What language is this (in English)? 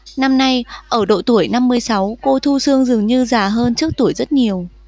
Vietnamese